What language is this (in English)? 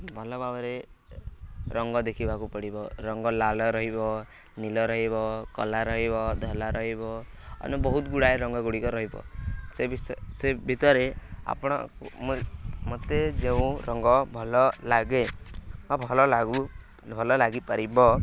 Odia